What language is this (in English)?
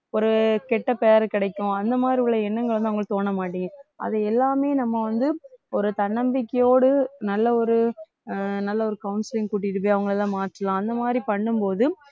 Tamil